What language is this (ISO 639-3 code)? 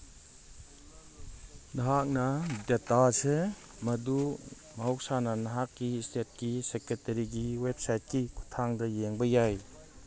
mni